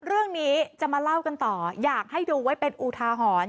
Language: Thai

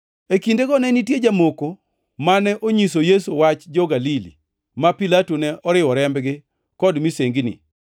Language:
Luo (Kenya and Tanzania)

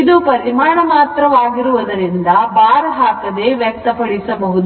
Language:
Kannada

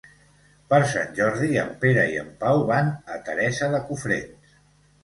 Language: Catalan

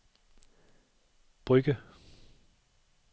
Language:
Danish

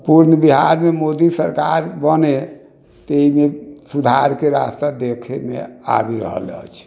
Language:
Maithili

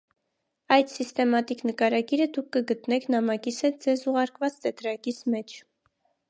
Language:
Armenian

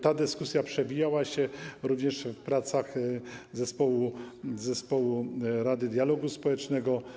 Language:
Polish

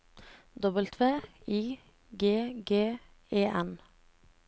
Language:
Norwegian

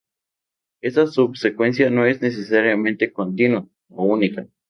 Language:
Spanish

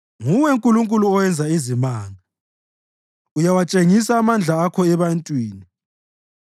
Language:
North Ndebele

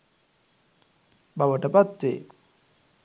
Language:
Sinhala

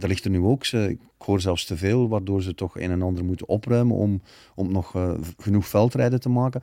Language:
Dutch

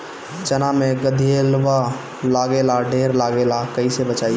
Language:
Bhojpuri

